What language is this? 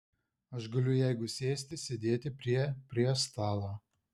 Lithuanian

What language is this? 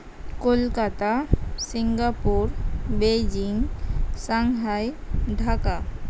Santali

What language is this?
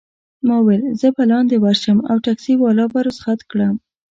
Pashto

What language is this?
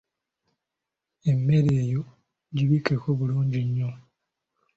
Ganda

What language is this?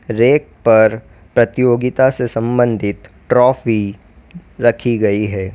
Hindi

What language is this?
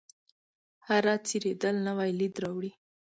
Pashto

